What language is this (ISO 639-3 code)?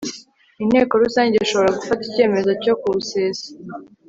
kin